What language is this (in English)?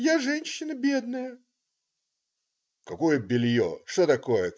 Russian